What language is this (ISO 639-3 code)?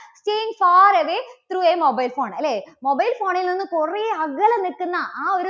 mal